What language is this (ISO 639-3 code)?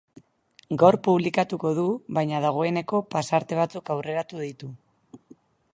eus